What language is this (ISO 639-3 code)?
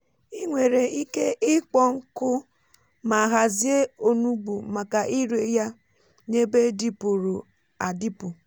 ibo